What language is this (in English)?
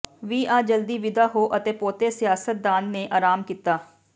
Punjabi